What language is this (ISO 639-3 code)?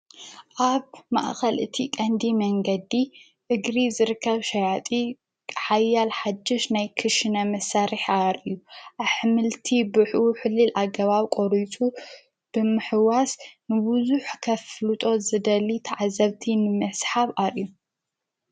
tir